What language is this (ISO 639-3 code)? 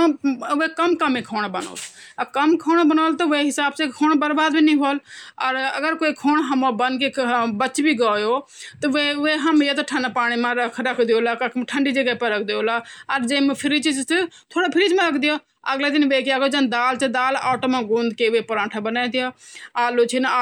gbm